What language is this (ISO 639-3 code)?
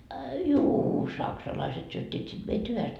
fin